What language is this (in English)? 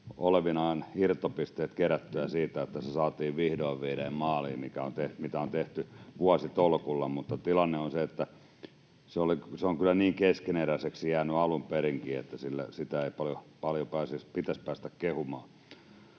Finnish